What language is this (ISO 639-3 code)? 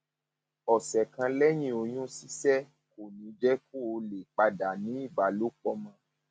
yor